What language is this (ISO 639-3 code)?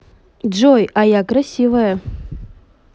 rus